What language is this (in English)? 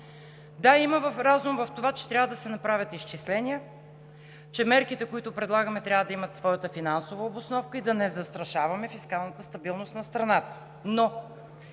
Bulgarian